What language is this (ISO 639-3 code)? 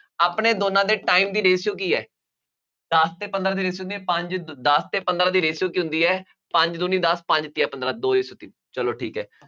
pan